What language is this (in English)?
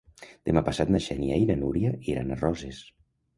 Catalan